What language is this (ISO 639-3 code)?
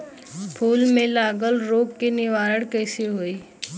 bho